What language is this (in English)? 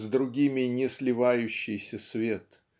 Russian